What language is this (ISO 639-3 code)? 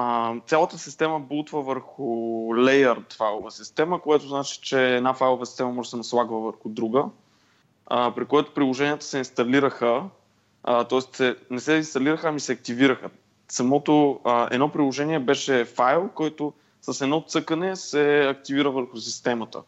bul